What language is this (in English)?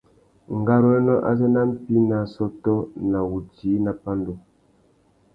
Tuki